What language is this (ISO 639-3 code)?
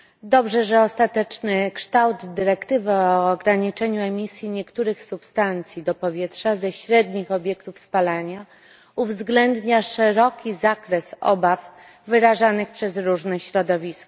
pol